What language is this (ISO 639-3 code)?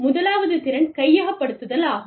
tam